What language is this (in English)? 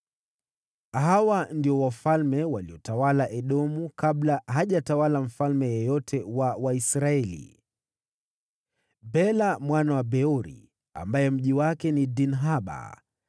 Swahili